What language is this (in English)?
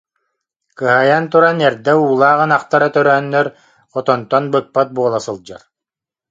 Yakut